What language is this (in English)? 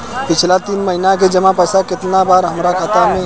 Bhojpuri